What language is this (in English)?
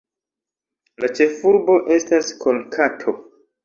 Esperanto